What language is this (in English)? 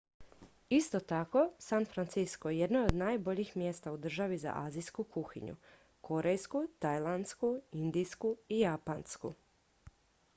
Croatian